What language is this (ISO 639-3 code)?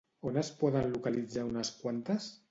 cat